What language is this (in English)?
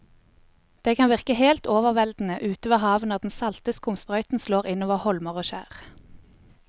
Norwegian